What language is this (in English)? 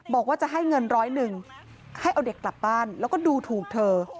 Thai